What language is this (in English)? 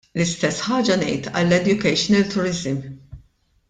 Maltese